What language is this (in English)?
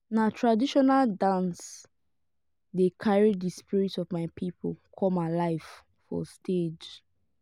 Nigerian Pidgin